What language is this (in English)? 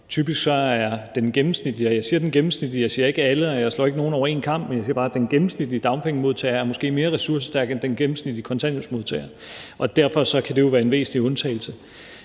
Danish